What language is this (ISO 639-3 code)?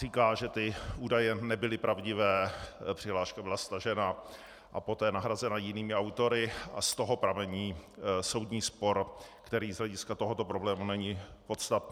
ces